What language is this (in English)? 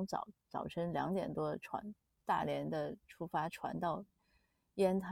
Chinese